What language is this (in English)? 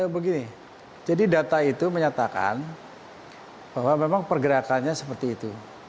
Indonesian